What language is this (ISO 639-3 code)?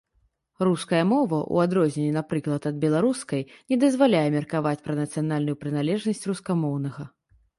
bel